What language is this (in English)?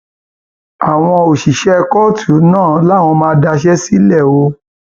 Yoruba